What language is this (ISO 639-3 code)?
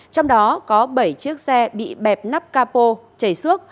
vie